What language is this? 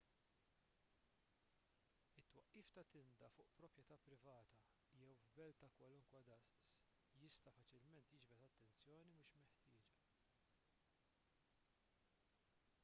Maltese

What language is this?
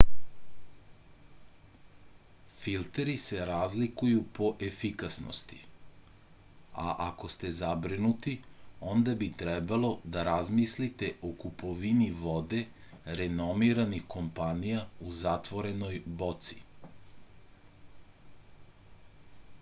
Serbian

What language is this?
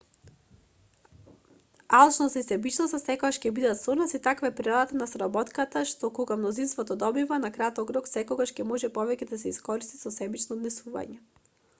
Macedonian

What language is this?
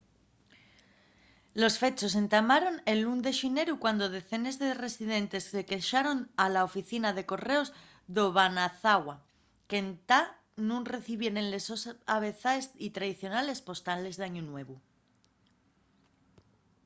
Asturian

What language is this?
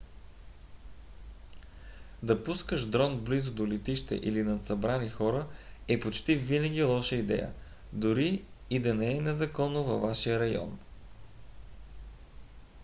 Bulgarian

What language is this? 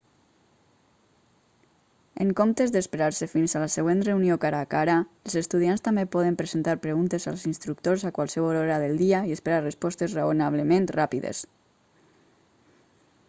Catalan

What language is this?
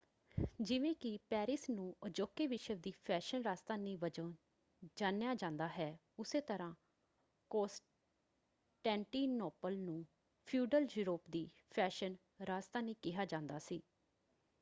Punjabi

